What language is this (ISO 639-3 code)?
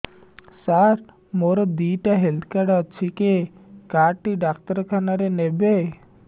ori